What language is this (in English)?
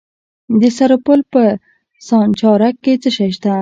Pashto